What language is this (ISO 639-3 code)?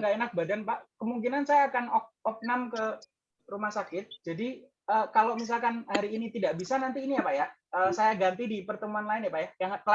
ind